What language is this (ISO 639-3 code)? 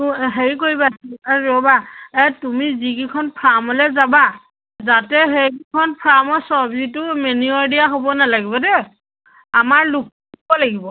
asm